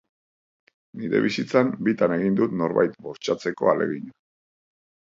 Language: Basque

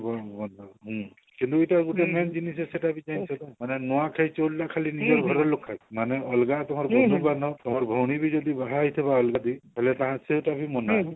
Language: Odia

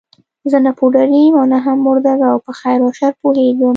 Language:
Pashto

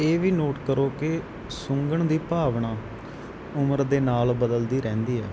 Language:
Punjabi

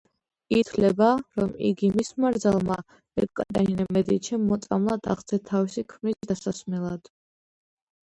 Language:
Georgian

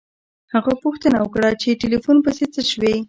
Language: Pashto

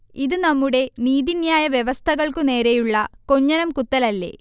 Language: Malayalam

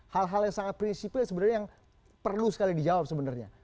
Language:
Indonesian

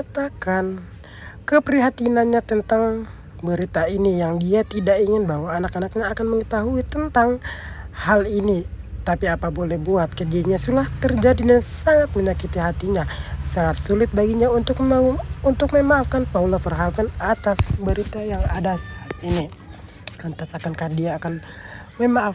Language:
Indonesian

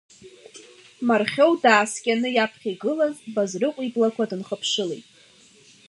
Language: Abkhazian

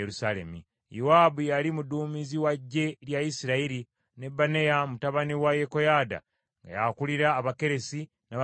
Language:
Ganda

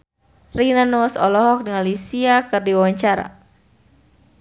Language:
Sundanese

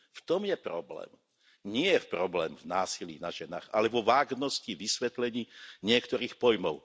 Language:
Slovak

